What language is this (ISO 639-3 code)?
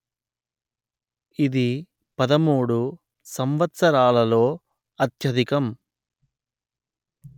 tel